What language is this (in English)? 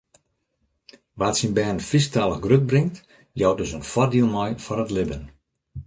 Western Frisian